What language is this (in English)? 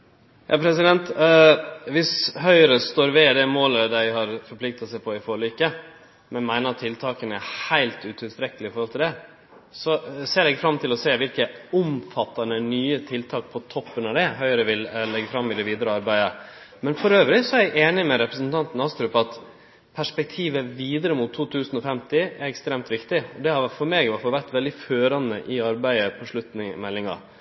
Norwegian Nynorsk